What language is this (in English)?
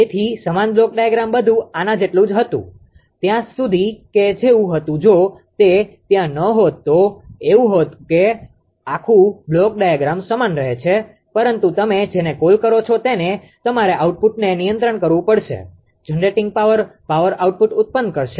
Gujarati